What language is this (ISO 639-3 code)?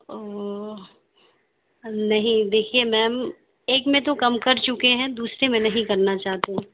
urd